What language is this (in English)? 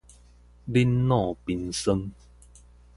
Min Nan Chinese